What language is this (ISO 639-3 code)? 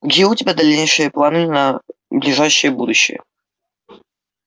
rus